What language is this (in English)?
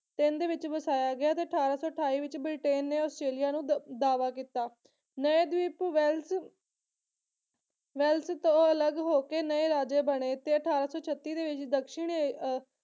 Punjabi